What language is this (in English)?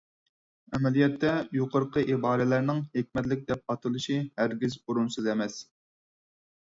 Uyghur